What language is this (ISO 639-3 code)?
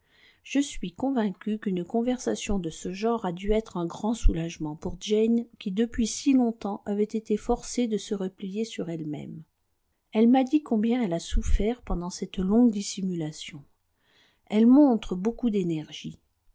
fra